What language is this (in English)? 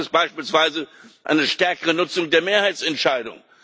German